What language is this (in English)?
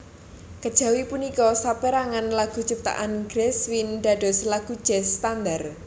Javanese